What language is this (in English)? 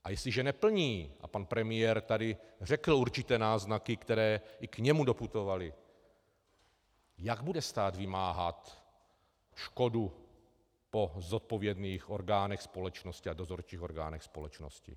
Czech